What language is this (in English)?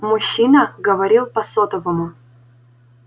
Russian